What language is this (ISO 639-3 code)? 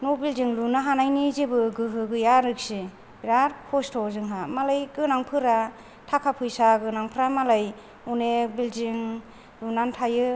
brx